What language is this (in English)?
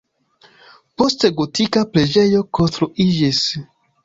Esperanto